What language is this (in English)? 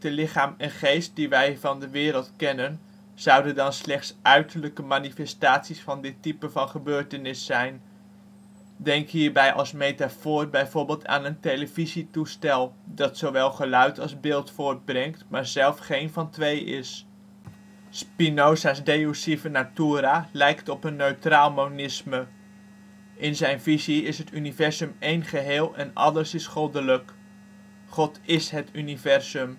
Dutch